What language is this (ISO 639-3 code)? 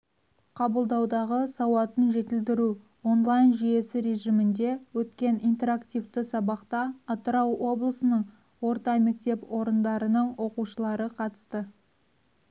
kaz